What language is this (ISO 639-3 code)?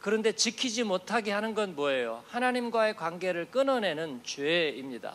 kor